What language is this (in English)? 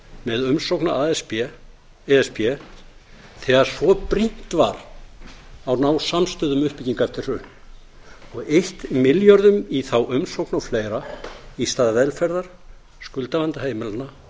Icelandic